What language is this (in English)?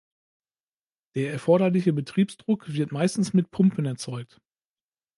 German